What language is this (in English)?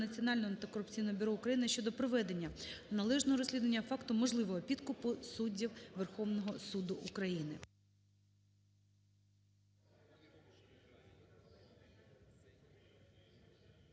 Ukrainian